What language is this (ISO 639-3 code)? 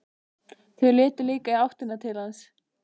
isl